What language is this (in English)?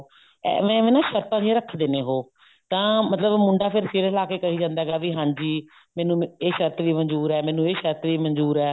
Punjabi